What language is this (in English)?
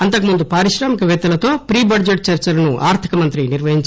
Telugu